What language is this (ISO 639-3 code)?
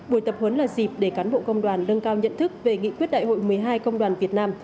vie